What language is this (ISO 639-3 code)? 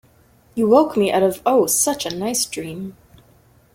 eng